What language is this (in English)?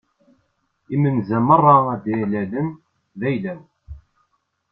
Kabyle